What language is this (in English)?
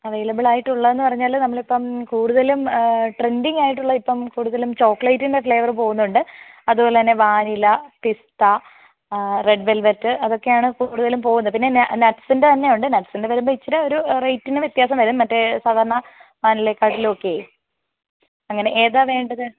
Malayalam